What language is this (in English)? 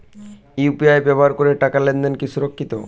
Bangla